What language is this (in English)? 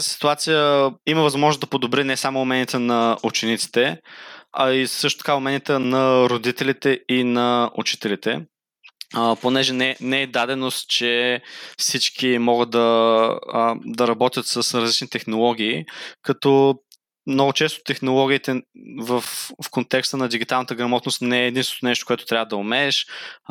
Bulgarian